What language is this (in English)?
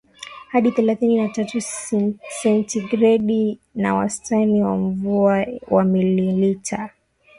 Swahili